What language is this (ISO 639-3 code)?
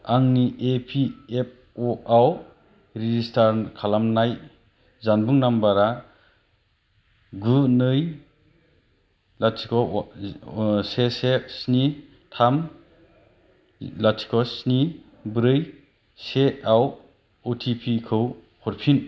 brx